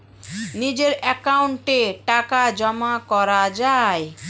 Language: Bangla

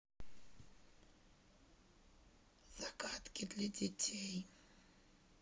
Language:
Russian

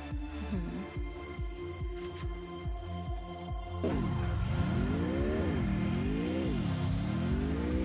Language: Thai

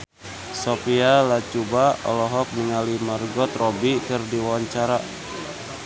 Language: Sundanese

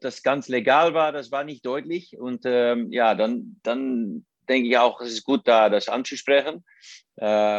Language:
German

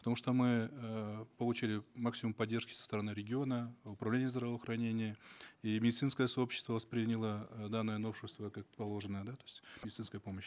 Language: Kazakh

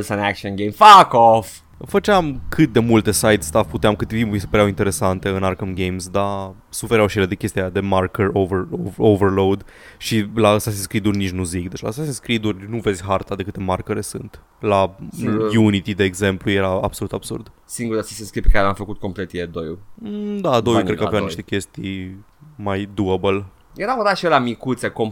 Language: Romanian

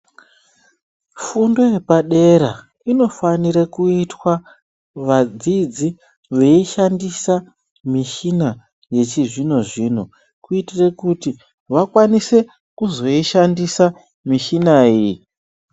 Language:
Ndau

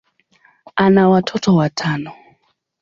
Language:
Swahili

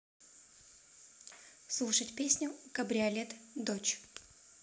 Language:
Russian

